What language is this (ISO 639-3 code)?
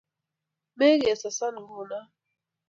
kln